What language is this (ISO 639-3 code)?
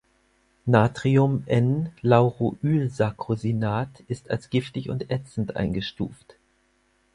deu